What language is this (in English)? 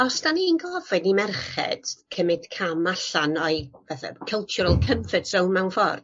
Welsh